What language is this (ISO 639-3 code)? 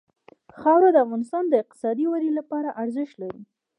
pus